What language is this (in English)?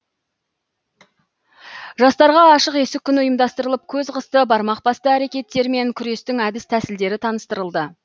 Kazakh